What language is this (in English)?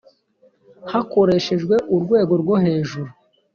Kinyarwanda